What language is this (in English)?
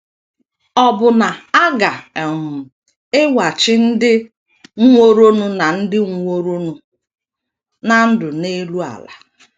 Igbo